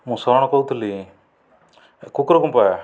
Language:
Odia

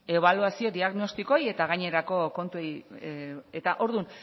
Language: Basque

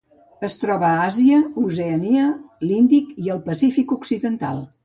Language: Catalan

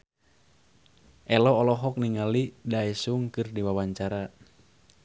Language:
Sundanese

